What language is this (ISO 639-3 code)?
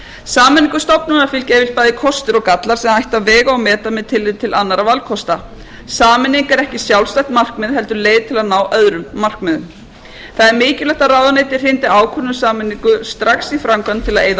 isl